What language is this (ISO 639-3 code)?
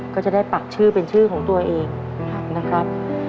tha